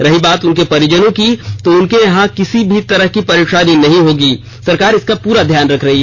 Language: Hindi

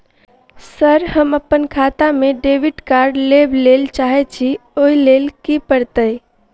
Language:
Maithili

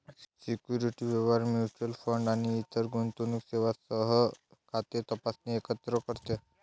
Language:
Marathi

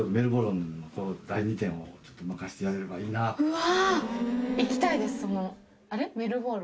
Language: Japanese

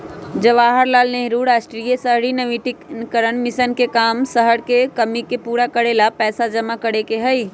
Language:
Magahi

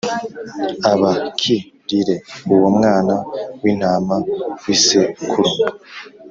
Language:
Kinyarwanda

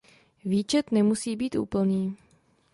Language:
Czech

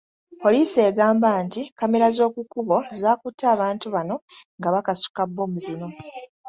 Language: Ganda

